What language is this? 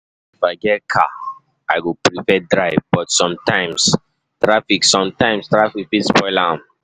Nigerian Pidgin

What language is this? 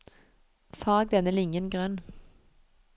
Norwegian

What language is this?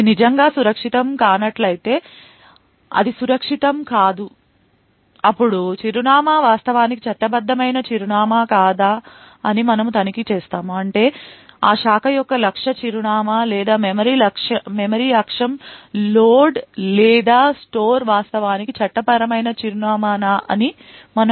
Telugu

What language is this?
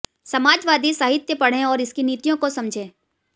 Hindi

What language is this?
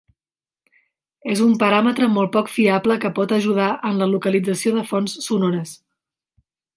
Catalan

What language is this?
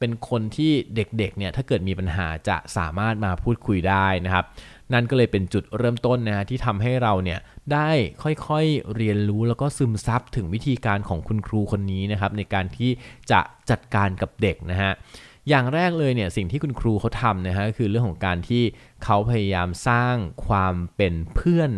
Thai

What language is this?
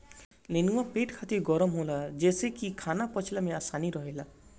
Bhojpuri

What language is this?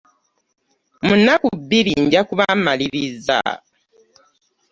Ganda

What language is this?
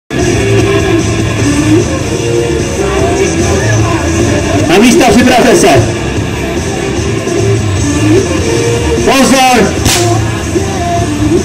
Czech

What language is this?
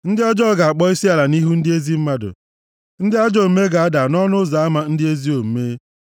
Igbo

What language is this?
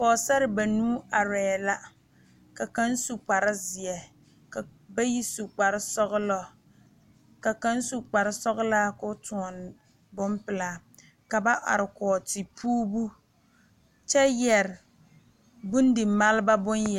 Southern Dagaare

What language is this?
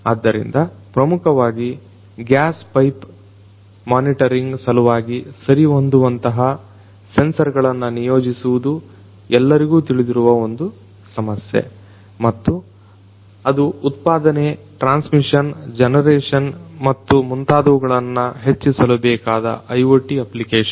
Kannada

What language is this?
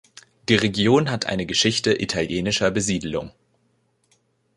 German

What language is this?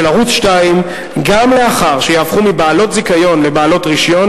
Hebrew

